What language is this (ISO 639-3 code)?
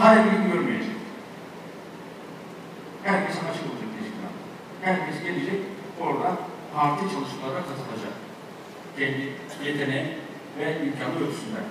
tur